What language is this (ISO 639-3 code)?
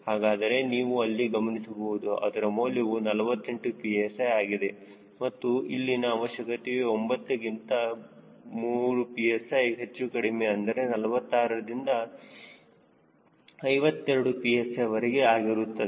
kan